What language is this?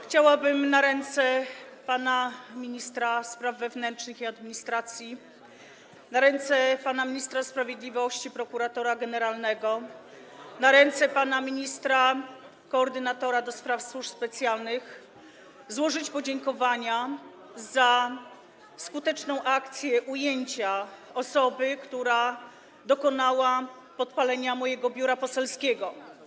Polish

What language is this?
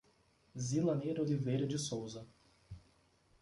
Portuguese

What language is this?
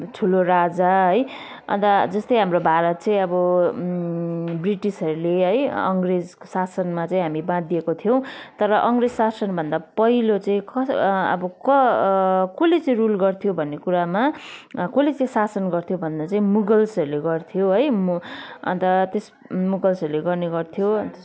Nepali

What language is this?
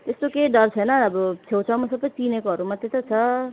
Nepali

